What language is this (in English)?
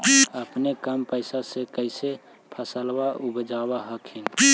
Magahi